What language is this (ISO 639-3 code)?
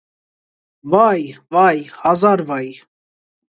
hye